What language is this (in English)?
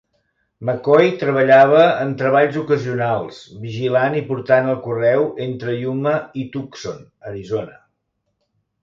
Catalan